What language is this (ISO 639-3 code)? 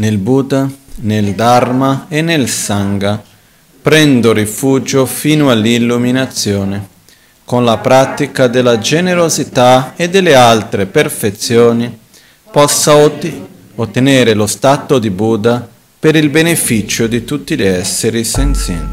ita